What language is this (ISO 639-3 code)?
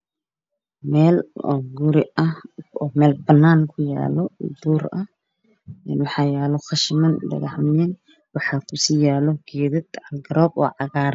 som